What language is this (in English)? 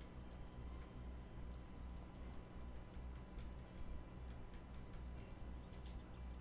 Spanish